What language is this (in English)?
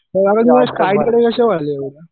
Marathi